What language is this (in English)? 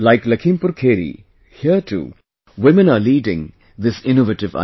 English